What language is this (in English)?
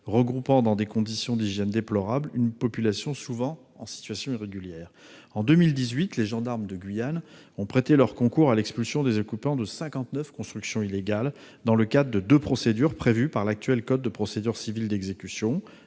French